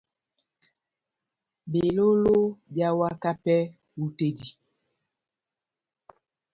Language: Batanga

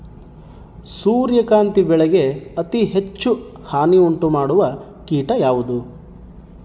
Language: Kannada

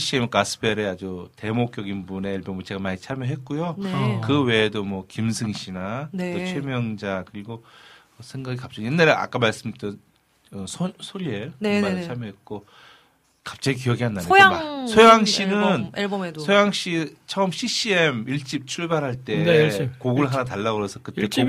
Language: Korean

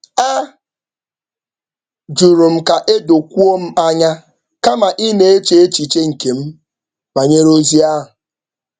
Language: Igbo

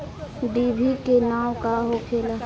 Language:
Bhojpuri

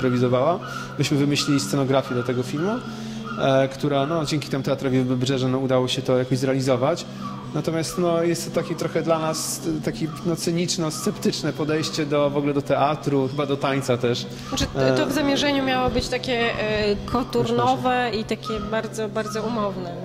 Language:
Polish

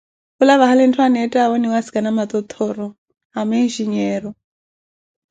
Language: Koti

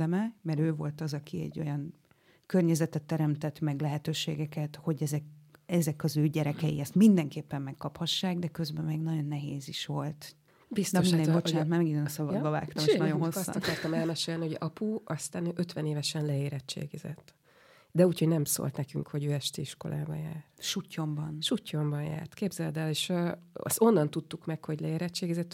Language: Hungarian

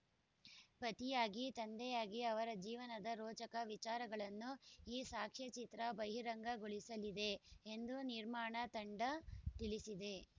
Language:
Kannada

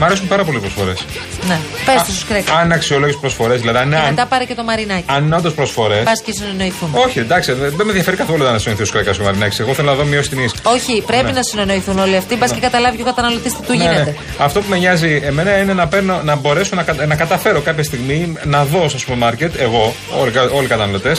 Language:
Greek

